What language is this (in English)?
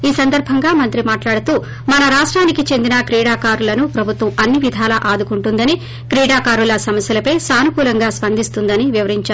Telugu